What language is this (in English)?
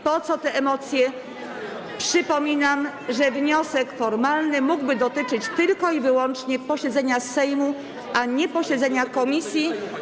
Polish